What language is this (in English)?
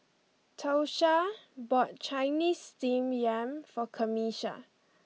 English